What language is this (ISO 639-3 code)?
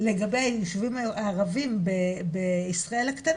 heb